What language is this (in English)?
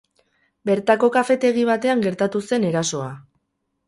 Basque